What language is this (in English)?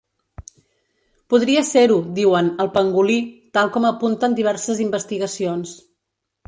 Catalan